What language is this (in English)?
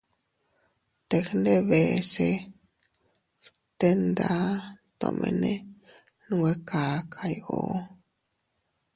Teutila Cuicatec